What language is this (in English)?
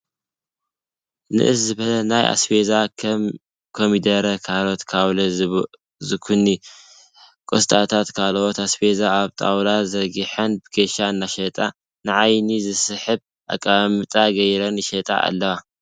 Tigrinya